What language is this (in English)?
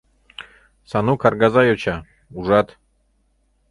Mari